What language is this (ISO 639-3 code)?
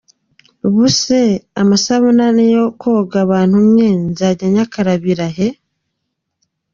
kin